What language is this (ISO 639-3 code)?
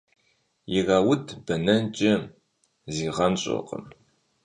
kbd